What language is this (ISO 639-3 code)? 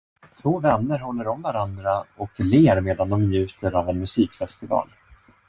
swe